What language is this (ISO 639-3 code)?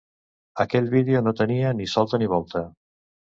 cat